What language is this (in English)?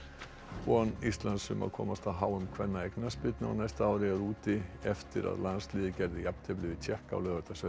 Icelandic